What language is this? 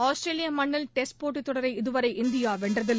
Tamil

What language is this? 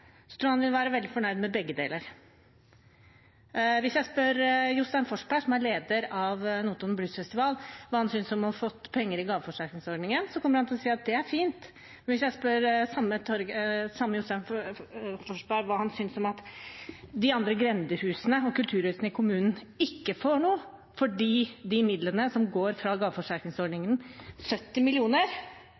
Norwegian Bokmål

